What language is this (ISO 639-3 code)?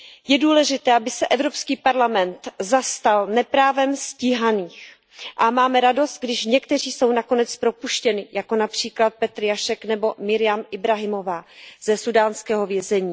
ces